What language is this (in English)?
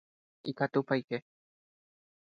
Guarani